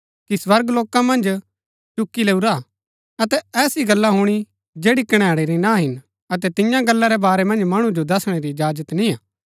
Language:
Gaddi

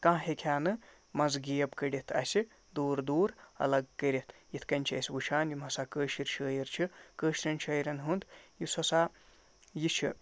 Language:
Kashmiri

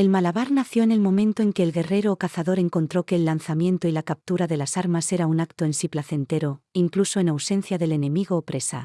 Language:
Spanish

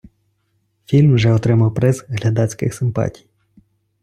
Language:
Ukrainian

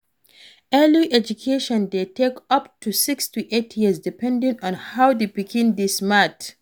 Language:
Nigerian Pidgin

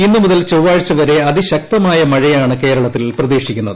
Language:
Malayalam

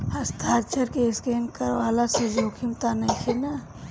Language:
Bhojpuri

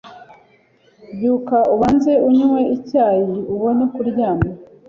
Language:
Kinyarwanda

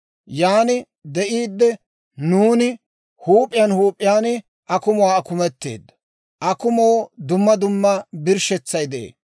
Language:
Dawro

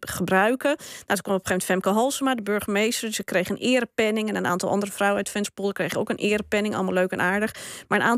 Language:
Dutch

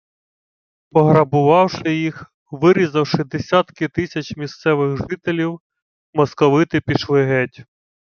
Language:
Ukrainian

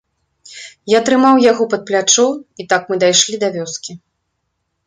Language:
Belarusian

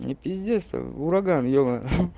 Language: Russian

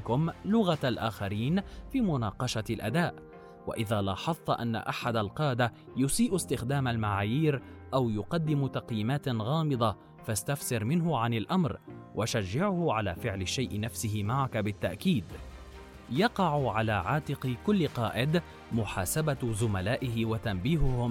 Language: Arabic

